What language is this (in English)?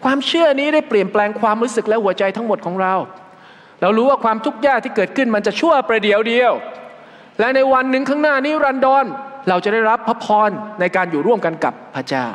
Thai